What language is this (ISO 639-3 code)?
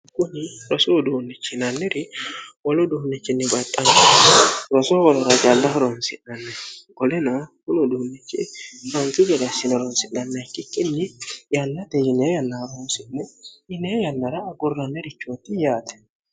sid